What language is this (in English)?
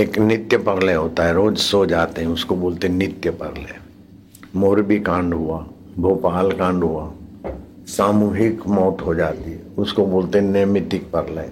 Hindi